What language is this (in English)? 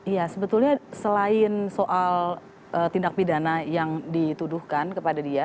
Indonesian